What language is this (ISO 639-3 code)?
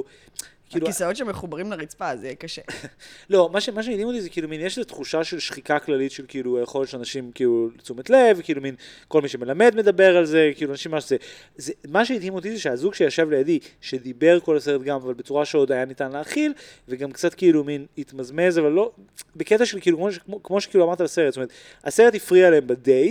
heb